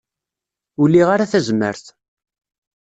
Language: Kabyle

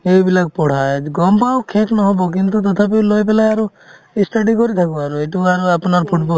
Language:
Assamese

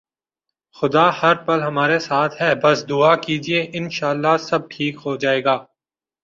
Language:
Urdu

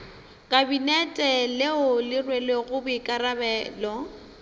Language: Northern Sotho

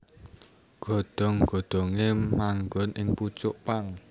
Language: Javanese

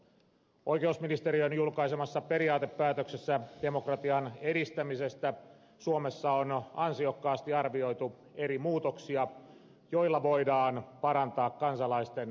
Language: Finnish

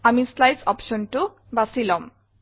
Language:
Assamese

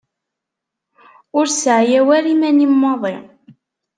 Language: Kabyle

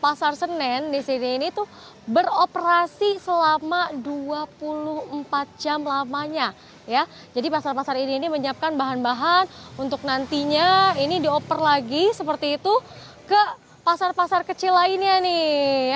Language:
Indonesian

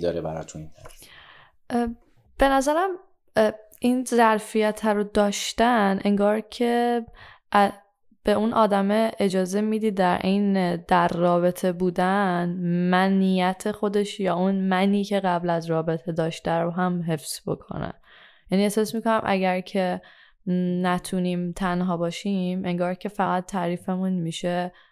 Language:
Persian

